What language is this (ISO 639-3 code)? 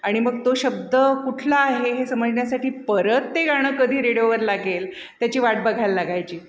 mar